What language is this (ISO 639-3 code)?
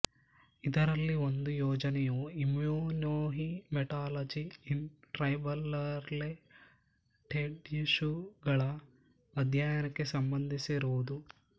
kan